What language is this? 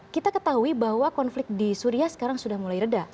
Indonesian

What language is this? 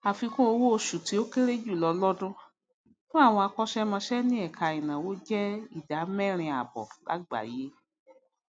Yoruba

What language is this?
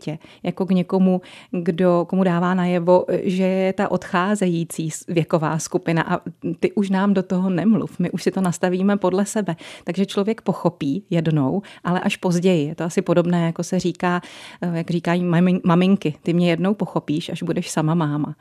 Czech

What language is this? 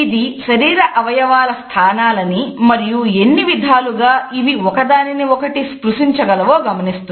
Telugu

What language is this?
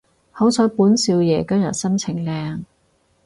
Cantonese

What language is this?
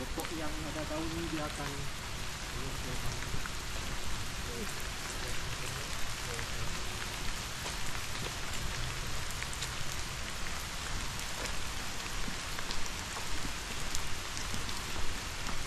Malay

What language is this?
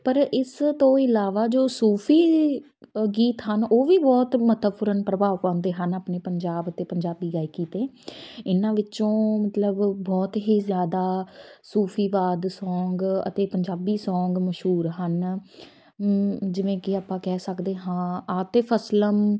Punjabi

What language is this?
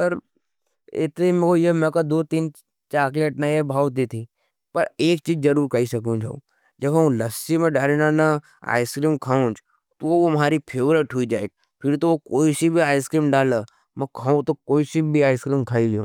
Nimadi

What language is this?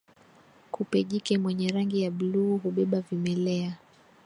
Swahili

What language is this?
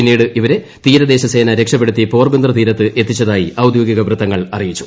Malayalam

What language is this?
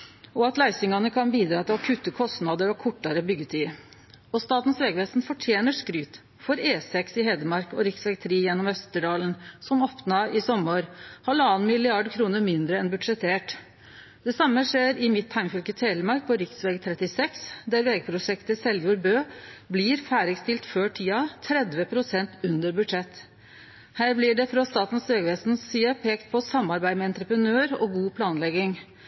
Norwegian Nynorsk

